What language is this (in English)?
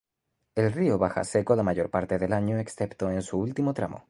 Spanish